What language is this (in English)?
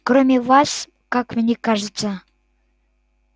Russian